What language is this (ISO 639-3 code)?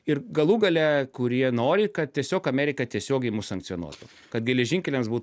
lit